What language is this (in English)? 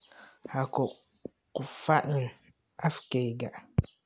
Somali